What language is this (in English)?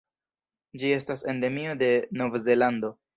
Esperanto